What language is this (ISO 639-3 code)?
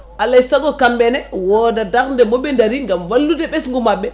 ful